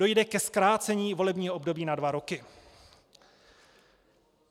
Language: Czech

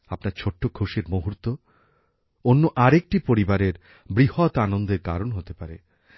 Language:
Bangla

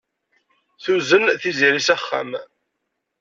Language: Kabyle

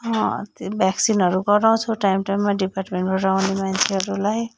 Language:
Nepali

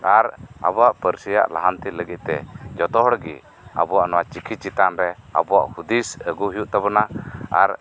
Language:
Santali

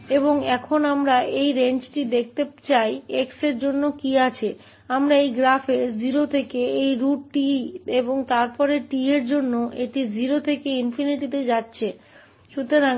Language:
Hindi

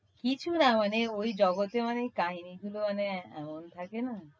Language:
Bangla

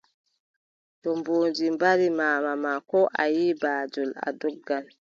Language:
Adamawa Fulfulde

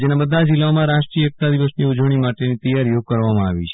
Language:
Gujarati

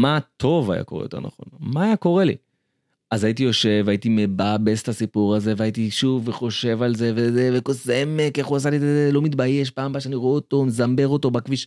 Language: Hebrew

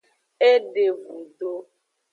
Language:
Aja (Benin)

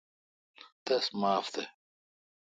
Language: Kalkoti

